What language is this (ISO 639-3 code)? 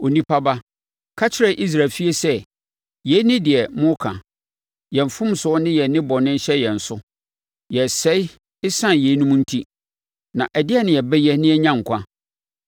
aka